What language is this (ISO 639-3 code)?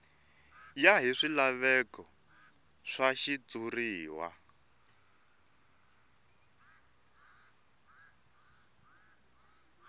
tso